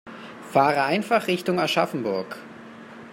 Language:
German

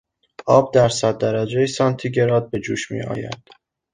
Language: Persian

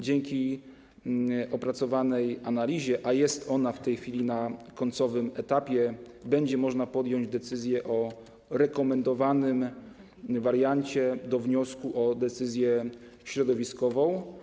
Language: Polish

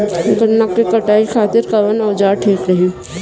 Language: Bhojpuri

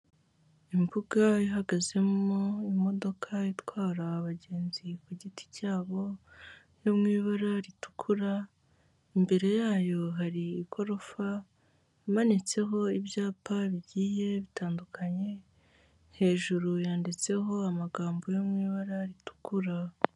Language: Kinyarwanda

